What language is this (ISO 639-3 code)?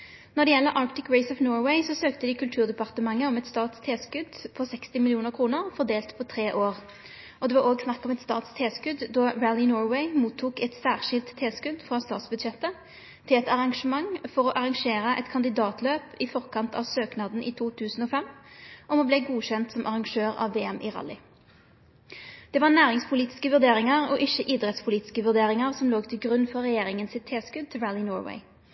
nno